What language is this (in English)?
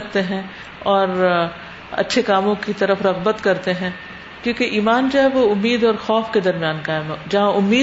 Urdu